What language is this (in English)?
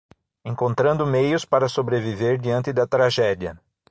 Portuguese